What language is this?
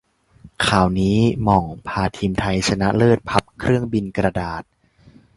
Thai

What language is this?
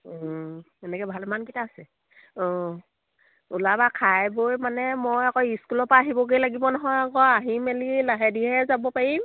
Assamese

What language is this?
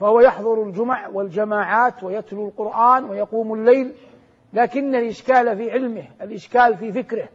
Arabic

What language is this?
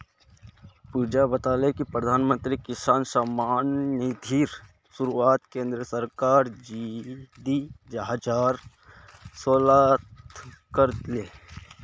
Magahi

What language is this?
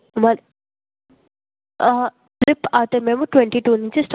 Telugu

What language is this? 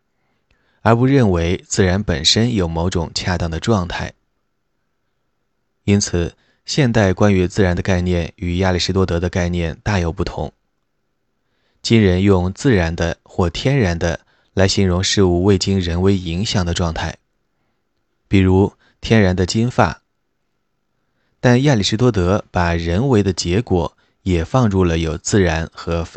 Chinese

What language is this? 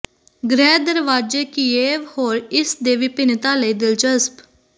Punjabi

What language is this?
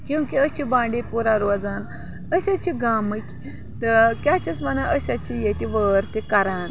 Kashmiri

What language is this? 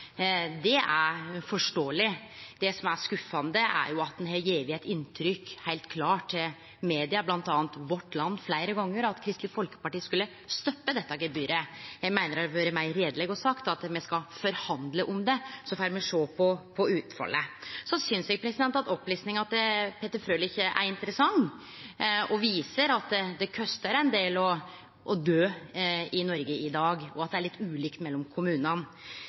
Norwegian Nynorsk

